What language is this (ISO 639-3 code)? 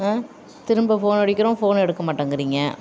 tam